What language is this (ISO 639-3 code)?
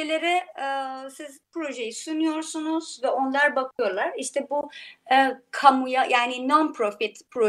tur